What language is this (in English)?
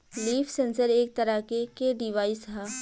Bhojpuri